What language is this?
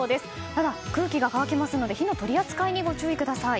Japanese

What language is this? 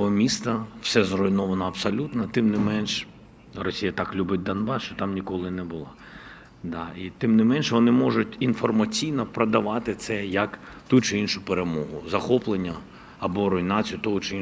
Ukrainian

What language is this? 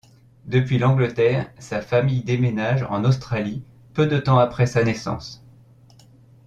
French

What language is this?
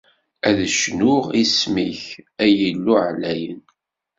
Kabyle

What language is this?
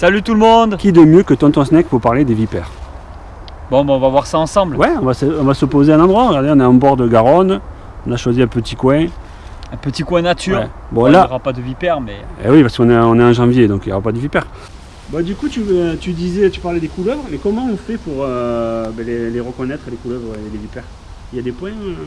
French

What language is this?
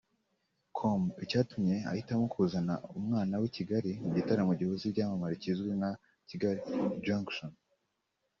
Kinyarwanda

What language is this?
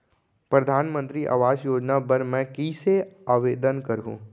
Chhattisgarhi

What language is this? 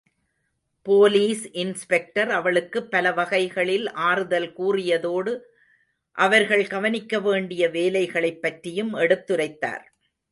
Tamil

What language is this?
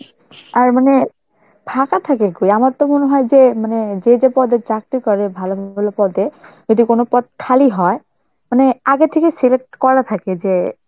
Bangla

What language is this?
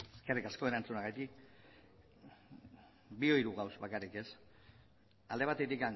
Basque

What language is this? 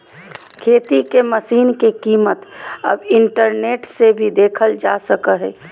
Magahi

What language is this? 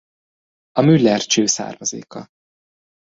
Hungarian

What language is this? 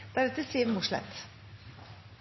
Norwegian Nynorsk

